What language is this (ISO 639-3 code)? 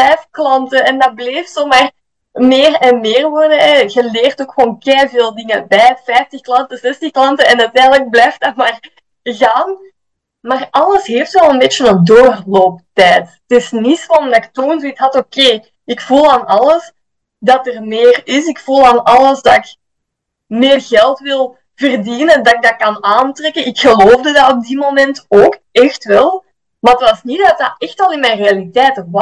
nld